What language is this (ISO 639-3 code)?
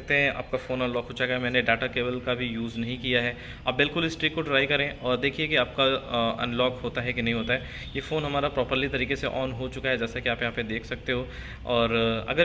hin